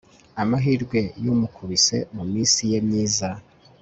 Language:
Kinyarwanda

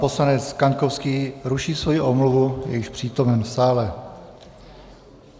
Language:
Czech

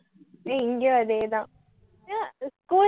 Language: Tamil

